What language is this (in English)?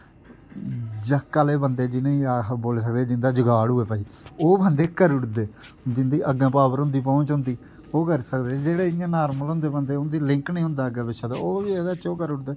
Dogri